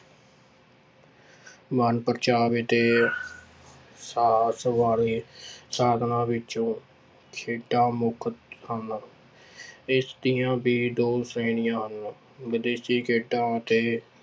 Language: Punjabi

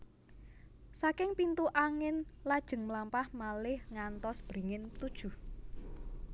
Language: Javanese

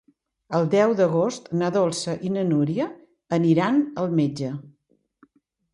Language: Catalan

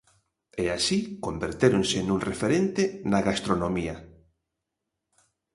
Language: Galician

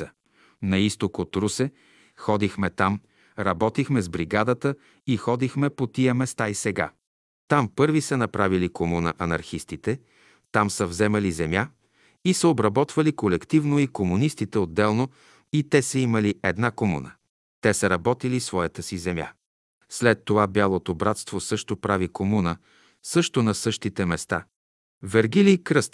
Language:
Bulgarian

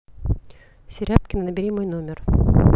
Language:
Russian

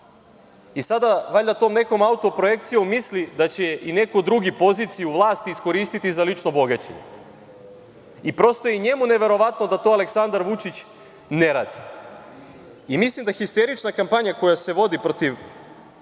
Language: Serbian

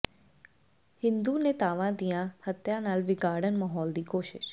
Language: Punjabi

